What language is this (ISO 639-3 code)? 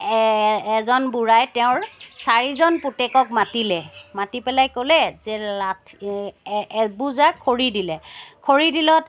asm